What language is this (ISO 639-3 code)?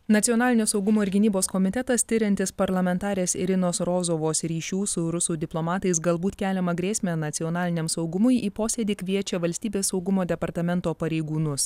lit